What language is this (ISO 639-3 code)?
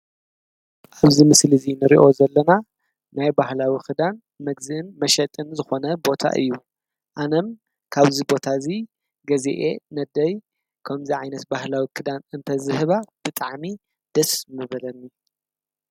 tir